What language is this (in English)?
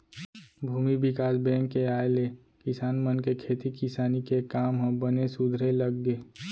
Chhattisgarhi